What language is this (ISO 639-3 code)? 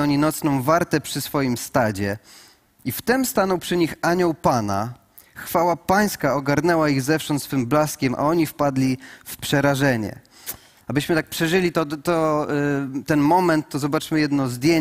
pol